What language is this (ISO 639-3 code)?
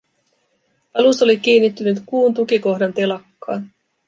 fin